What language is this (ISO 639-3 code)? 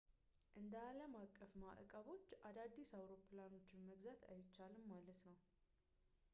amh